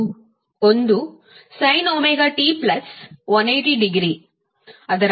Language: Kannada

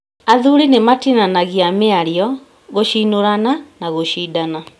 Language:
Kikuyu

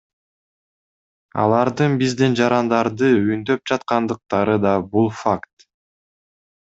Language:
Kyrgyz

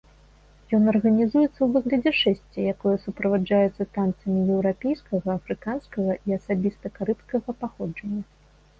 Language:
Belarusian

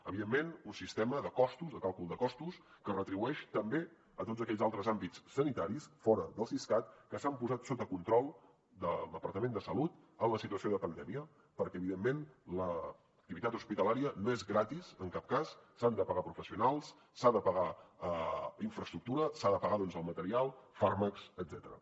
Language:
Catalan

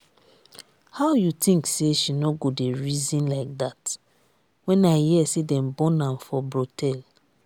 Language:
Nigerian Pidgin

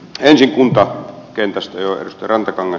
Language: Finnish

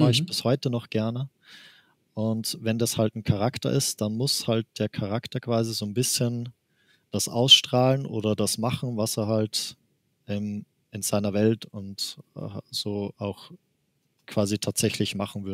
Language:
German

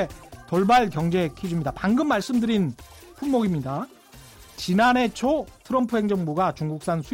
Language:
Korean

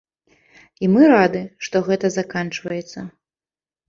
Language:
Belarusian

